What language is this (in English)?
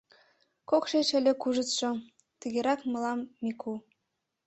Mari